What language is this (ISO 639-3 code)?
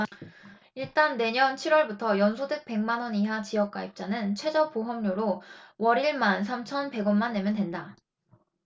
kor